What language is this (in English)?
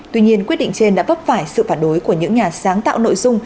Vietnamese